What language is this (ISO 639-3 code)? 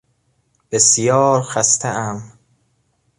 fas